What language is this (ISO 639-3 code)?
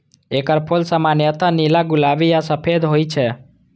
mai